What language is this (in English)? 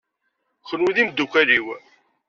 Kabyle